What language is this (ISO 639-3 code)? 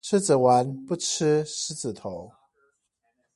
zho